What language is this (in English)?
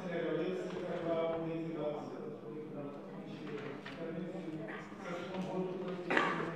Romanian